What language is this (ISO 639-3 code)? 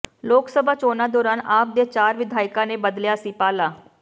pan